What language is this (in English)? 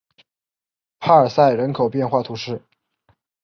Chinese